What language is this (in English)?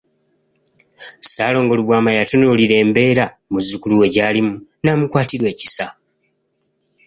Ganda